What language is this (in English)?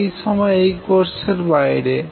Bangla